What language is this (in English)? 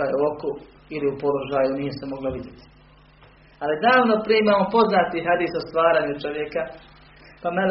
Croatian